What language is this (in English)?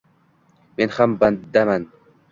Uzbek